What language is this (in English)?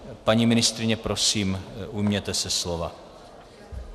Czech